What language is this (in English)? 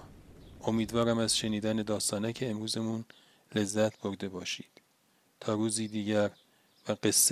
Persian